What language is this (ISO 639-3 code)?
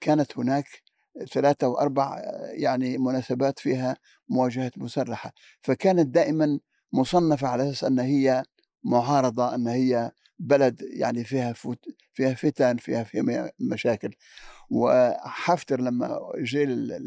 ara